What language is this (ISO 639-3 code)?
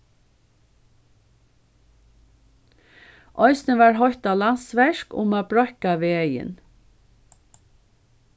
fao